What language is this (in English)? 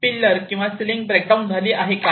Marathi